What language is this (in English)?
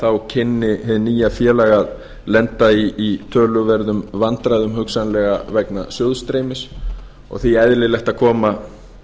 Icelandic